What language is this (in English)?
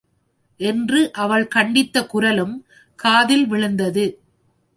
Tamil